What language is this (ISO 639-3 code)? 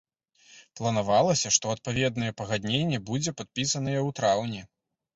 bel